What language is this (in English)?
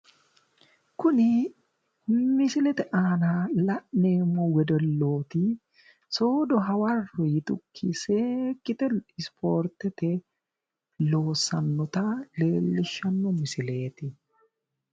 Sidamo